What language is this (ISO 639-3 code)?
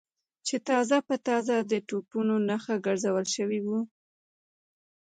pus